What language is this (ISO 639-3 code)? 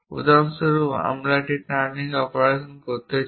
ben